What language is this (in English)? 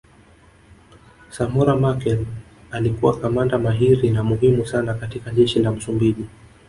Swahili